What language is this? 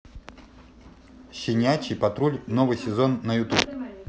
Russian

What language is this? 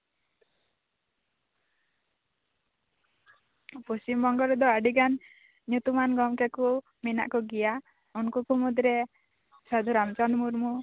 Santali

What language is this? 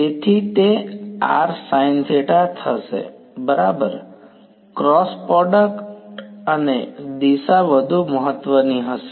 Gujarati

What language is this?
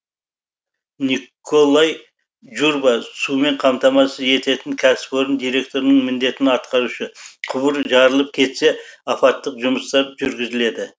Kazakh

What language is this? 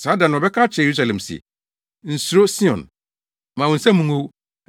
Akan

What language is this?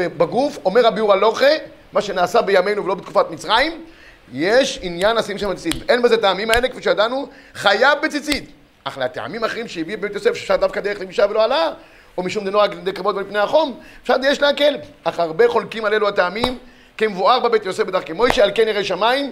Hebrew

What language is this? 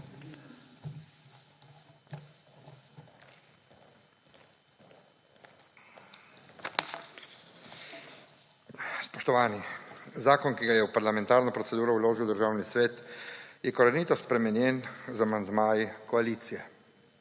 Slovenian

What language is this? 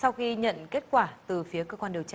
Vietnamese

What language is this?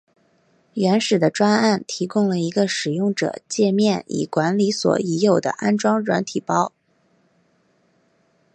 Chinese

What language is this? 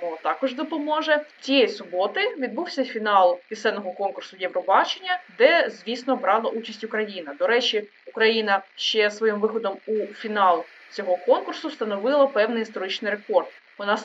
Ukrainian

